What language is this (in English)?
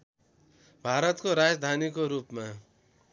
Nepali